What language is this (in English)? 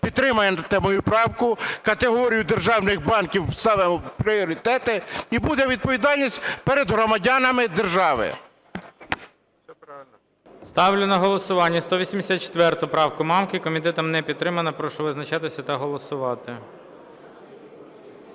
Ukrainian